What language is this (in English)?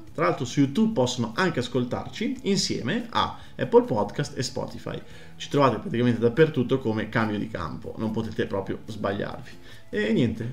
Italian